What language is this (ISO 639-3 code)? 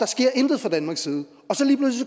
dan